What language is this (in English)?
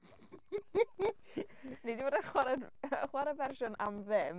Welsh